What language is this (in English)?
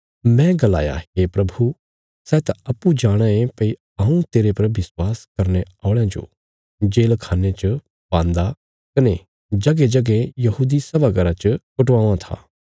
Bilaspuri